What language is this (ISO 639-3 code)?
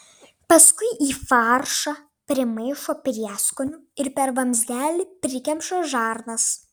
lit